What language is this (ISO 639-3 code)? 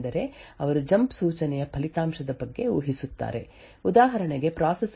kan